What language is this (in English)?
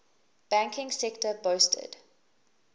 English